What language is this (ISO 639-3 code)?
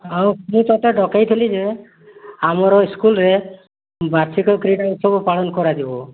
ori